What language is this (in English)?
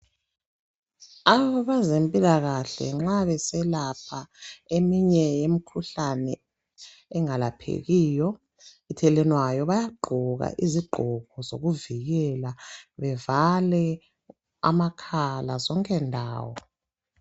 North Ndebele